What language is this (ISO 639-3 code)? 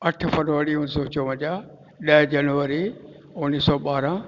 snd